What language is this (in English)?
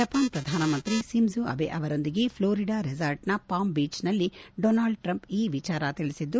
Kannada